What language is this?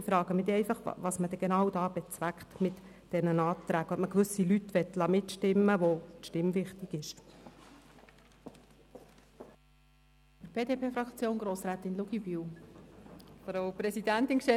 Swiss German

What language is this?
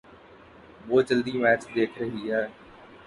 Urdu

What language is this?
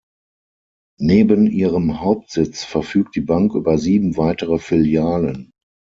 German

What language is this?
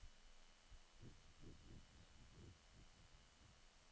Norwegian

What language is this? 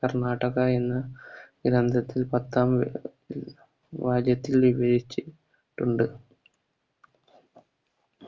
Malayalam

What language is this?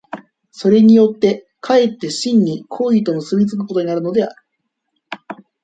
Japanese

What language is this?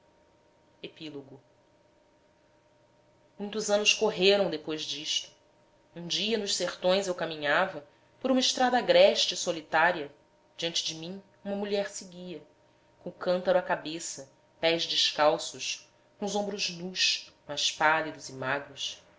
Portuguese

